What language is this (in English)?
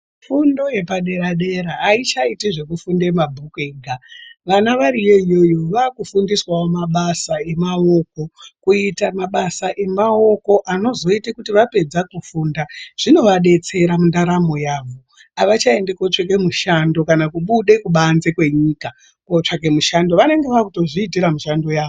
Ndau